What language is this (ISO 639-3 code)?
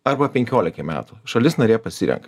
lit